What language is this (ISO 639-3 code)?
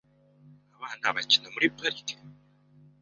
kin